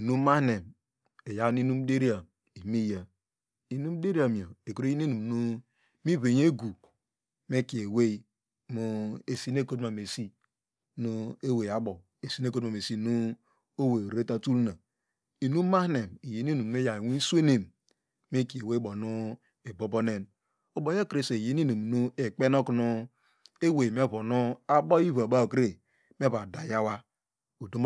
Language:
Degema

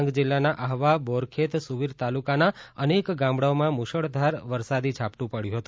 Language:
Gujarati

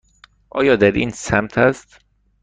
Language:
Persian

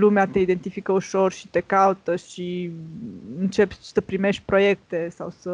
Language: Romanian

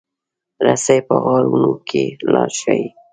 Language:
Pashto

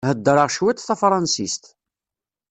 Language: Kabyle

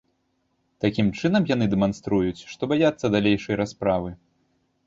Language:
Belarusian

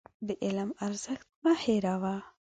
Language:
Pashto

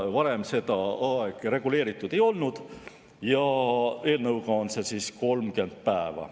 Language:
Estonian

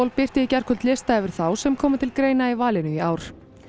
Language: Icelandic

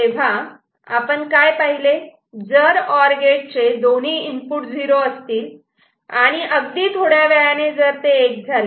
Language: Marathi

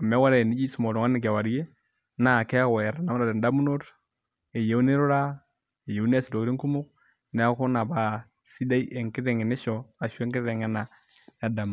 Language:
Masai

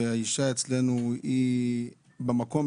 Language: Hebrew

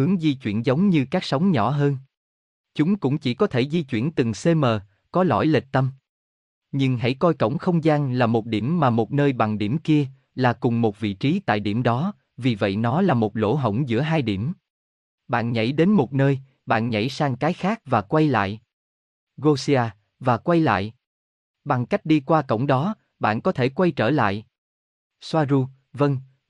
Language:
Vietnamese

